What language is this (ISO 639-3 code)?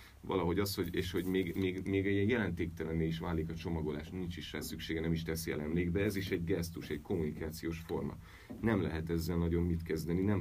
hun